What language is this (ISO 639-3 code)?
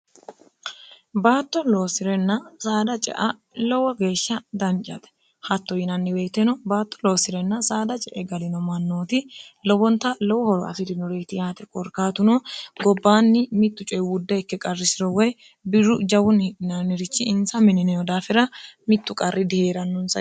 sid